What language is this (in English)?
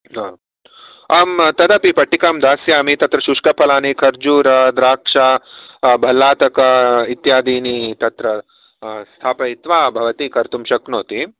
Sanskrit